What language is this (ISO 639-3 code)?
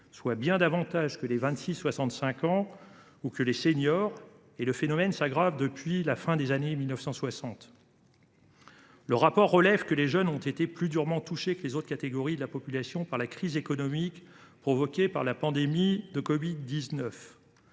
fra